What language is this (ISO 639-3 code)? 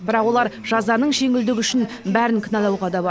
kaz